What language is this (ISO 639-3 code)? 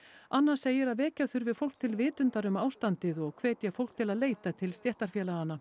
isl